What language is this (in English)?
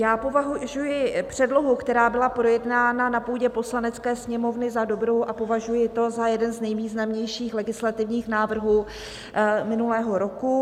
Czech